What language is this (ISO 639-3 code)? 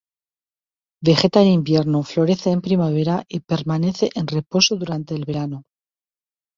spa